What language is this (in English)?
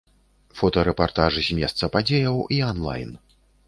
Belarusian